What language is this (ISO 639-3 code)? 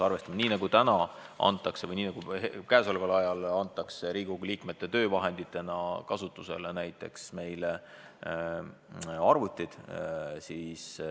est